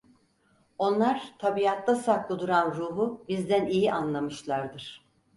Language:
Turkish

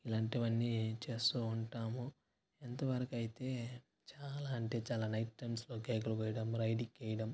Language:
Telugu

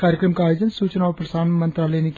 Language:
Hindi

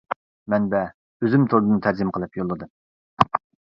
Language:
Uyghur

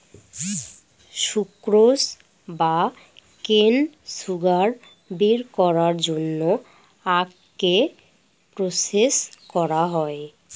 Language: Bangla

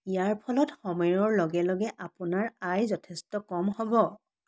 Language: Assamese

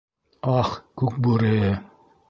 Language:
Bashkir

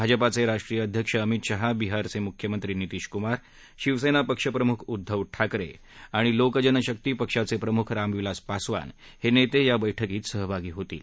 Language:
Marathi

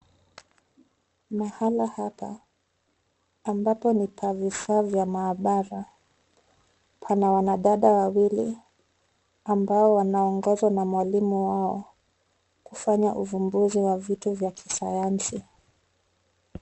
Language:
Swahili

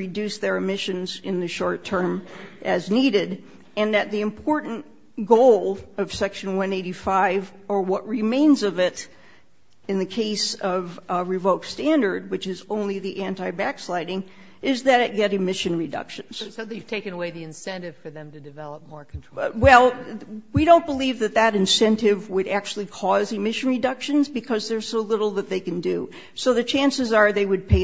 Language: English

